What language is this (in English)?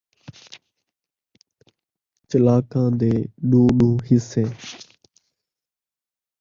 Saraiki